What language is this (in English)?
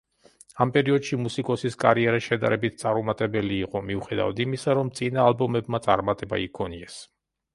Georgian